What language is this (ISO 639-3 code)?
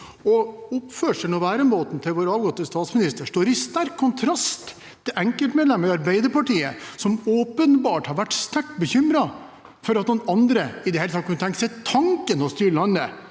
nor